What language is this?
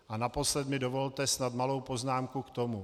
Czech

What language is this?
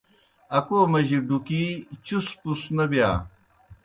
Kohistani Shina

